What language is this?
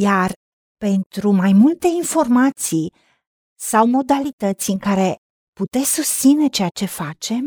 Romanian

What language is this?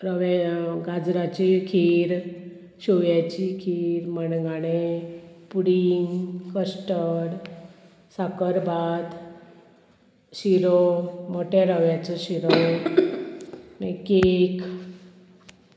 Konkani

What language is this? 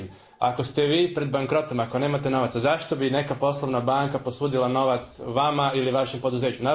Croatian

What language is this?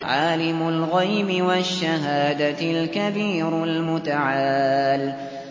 Arabic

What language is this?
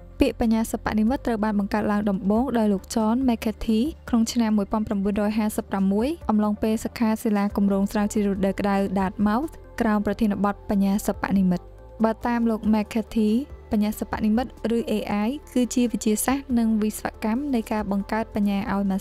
Thai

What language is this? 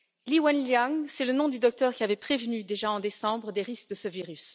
French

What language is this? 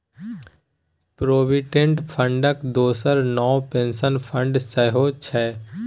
Maithili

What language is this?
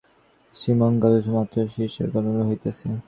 Bangla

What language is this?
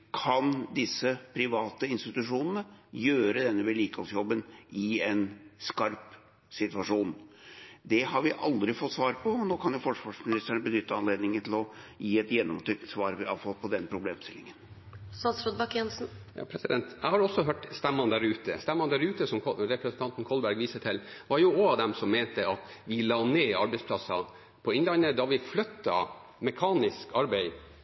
Norwegian Bokmål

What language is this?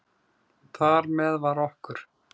Icelandic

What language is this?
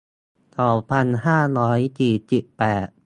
Thai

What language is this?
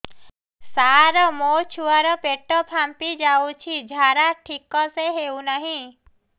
Odia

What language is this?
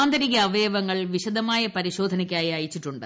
Malayalam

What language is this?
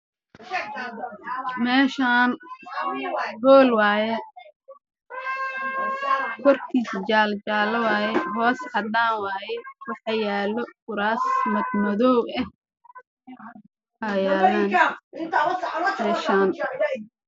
Somali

